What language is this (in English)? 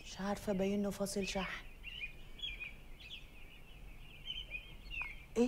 Arabic